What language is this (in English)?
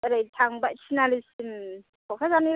Bodo